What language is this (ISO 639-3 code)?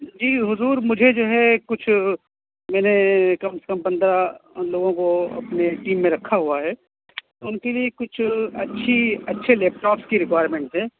urd